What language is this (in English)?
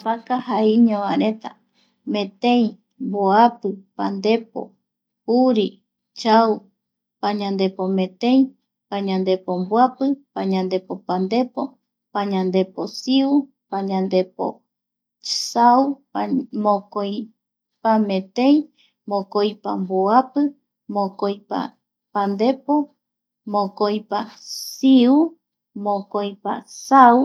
Eastern Bolivian Guaraní